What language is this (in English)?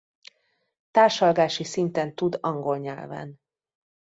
Hungarian